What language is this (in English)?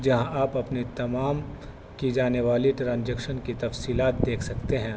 Urdu